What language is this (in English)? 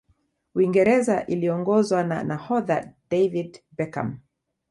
Swahili